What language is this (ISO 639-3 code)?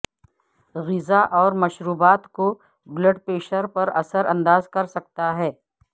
urd